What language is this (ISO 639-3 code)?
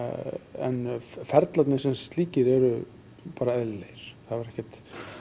isl